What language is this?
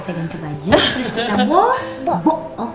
Indonesian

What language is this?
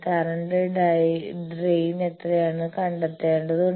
Malayalam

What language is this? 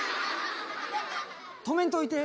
Japanese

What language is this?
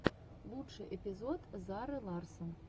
Russian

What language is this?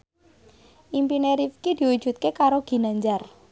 Javanese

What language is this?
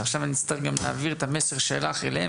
Hebrew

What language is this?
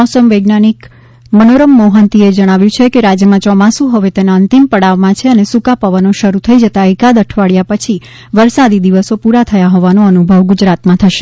Gujarati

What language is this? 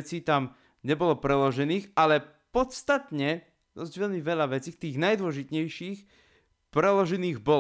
Slovak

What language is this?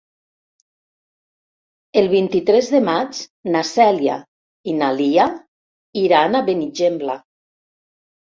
Catalan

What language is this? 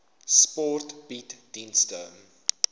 Afrikaans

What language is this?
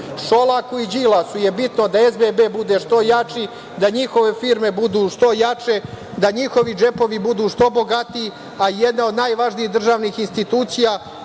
Serbian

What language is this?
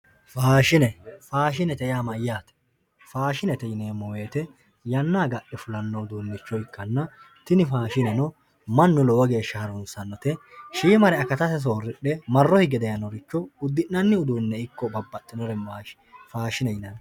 Sidamo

